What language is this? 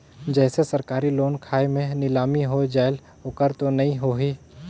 Chhattisgarhi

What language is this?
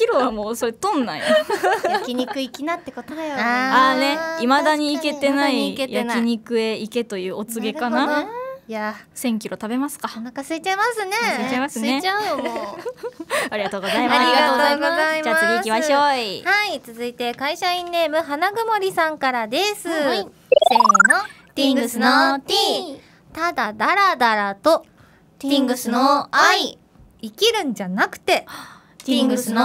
Japanese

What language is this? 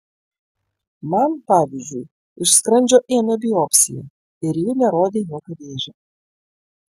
Lithuanian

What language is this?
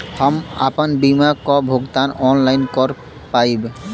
Bhojpuri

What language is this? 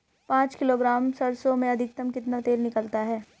Hindi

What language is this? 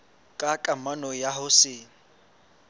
Southern Sotho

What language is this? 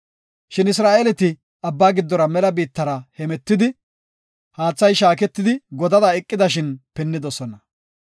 Gofa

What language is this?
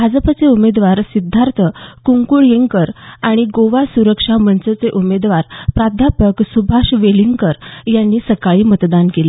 Marathi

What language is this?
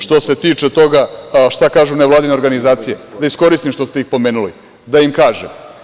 Serbian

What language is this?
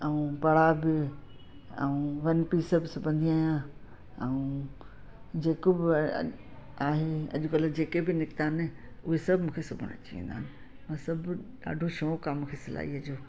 Sindhi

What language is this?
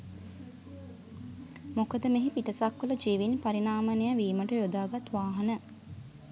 Sinhala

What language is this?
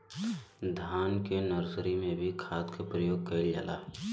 Bhojpuri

